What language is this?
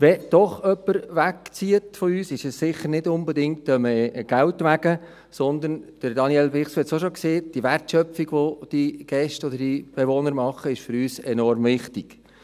Swiss German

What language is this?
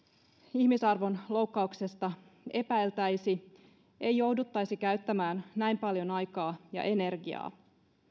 Finnish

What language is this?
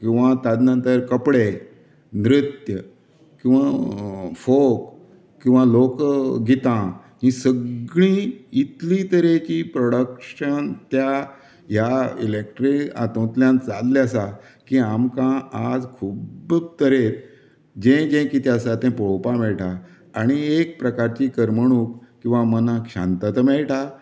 Konkani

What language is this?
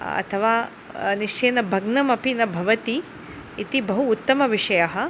Sanskrit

